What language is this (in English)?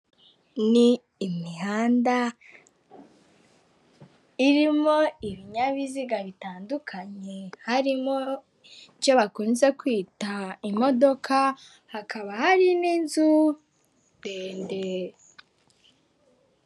Kinyarwanda